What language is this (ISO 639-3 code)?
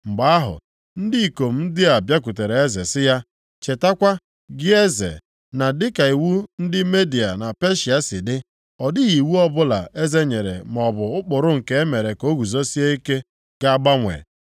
ibo